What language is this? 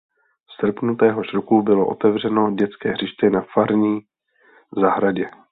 Czech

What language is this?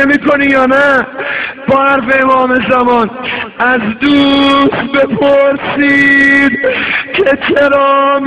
Persian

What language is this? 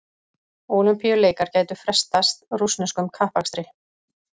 Icelandic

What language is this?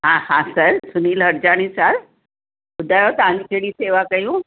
Sindhi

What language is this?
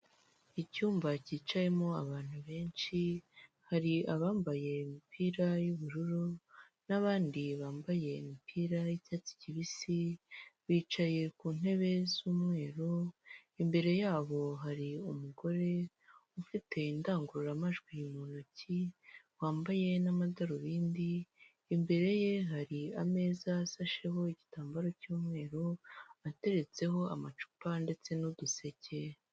Kinyarwanda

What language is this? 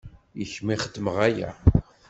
Kabyle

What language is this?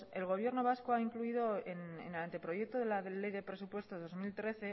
Spanish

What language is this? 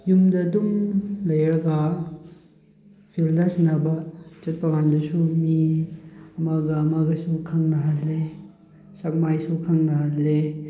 Manipuri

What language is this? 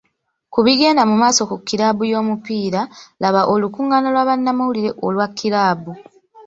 Ganda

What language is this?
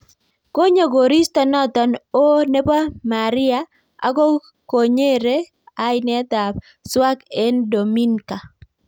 Kalenjin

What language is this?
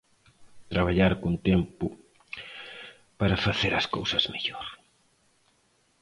Galician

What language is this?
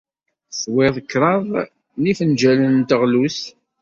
Kabyle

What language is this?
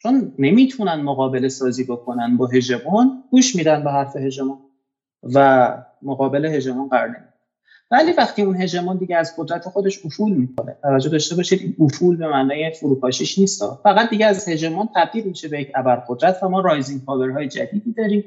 Persian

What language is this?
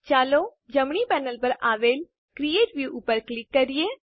Gujarati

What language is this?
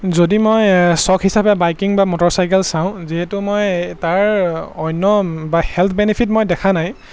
Assamese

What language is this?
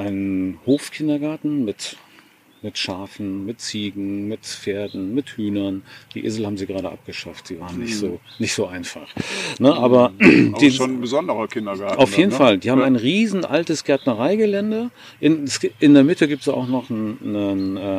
German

